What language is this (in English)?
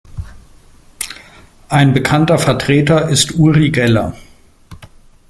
German